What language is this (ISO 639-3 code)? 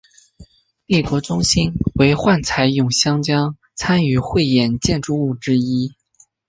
zho